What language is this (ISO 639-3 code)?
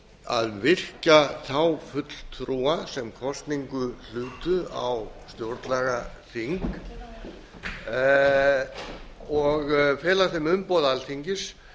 isl